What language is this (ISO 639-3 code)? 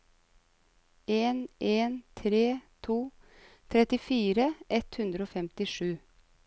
nor